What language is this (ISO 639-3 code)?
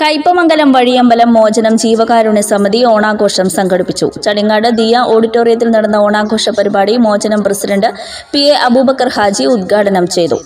mal